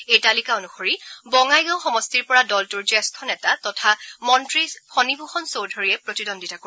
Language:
Assamese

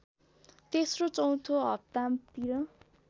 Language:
Nepali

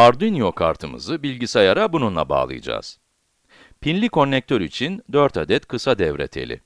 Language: Turkish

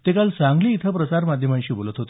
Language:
Marathi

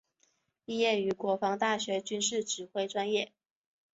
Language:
Chinese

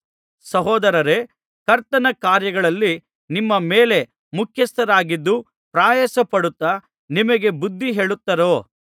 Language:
Kannada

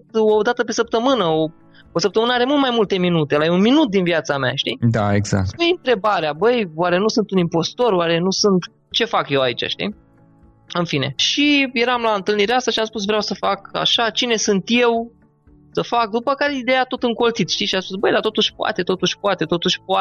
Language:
Romanian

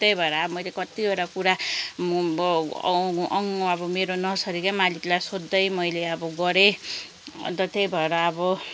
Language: Nepali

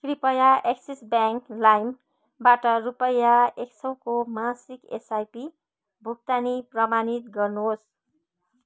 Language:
Nepali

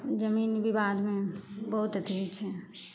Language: Maithili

